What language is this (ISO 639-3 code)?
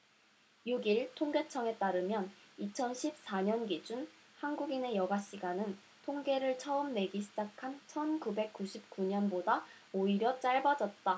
kor